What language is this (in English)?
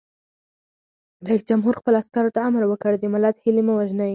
Pashto